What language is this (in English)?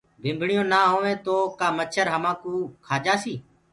Gurgula